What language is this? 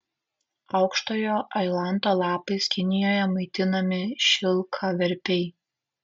Lithuanian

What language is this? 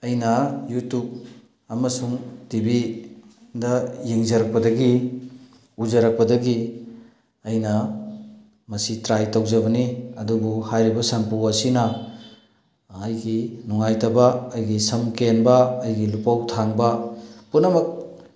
Manipuri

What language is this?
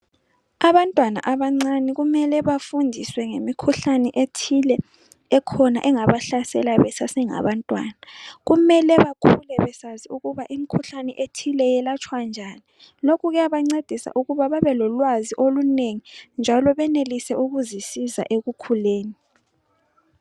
North Ndebele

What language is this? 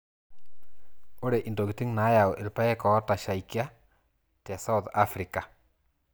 Masai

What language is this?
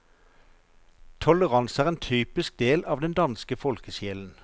Norwegian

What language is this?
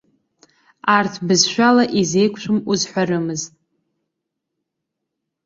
Abkhazian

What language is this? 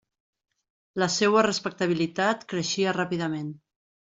Catalan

